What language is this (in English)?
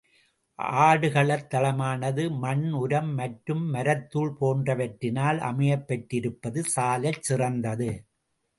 Tamil